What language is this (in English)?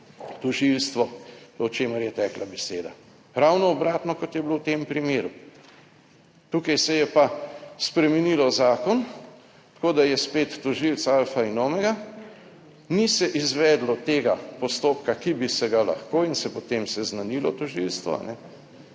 Slovenian